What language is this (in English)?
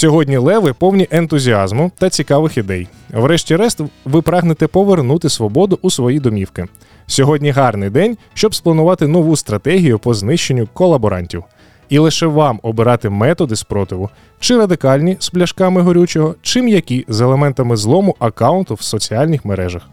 Ukrainian